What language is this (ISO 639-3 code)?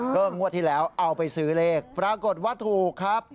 tha